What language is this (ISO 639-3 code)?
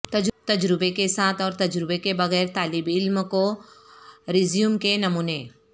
urd